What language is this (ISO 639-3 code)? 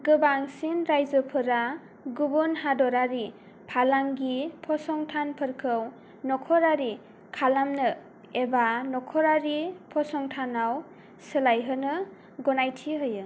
brx